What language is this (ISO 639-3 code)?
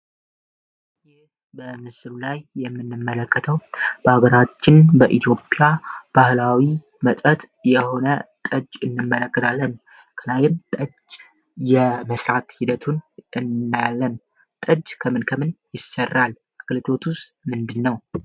amh